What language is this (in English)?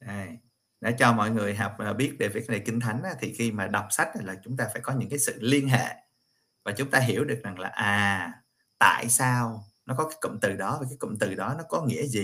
Vietnamese